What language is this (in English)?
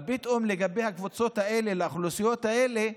Hebrew